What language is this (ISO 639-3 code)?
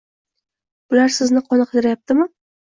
uzb